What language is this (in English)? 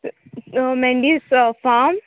Konkani